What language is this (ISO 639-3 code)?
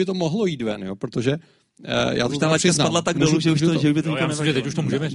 ces